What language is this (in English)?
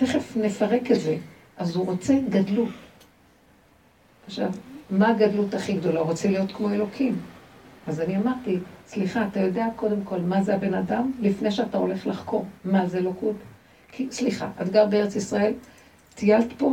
Hebrew